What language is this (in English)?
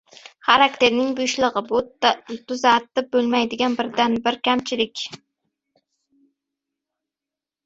Uzbek